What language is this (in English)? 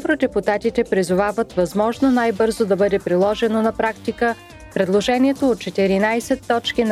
Bulgarian